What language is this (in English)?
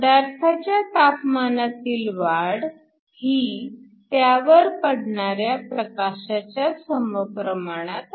Marathi